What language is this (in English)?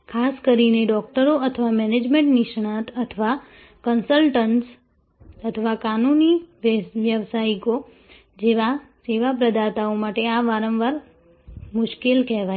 Gujarati